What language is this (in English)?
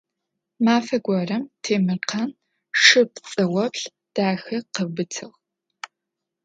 Adyghe